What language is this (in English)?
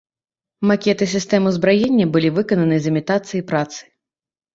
Belarusian